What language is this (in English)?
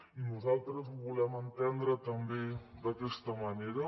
Catalan